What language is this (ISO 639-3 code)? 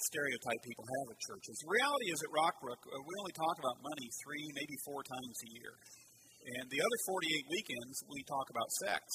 eng